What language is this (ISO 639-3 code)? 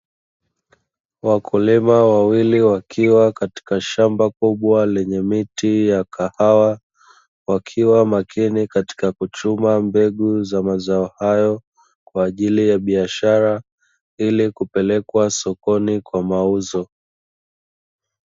swa